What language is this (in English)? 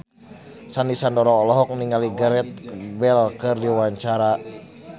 Sundanese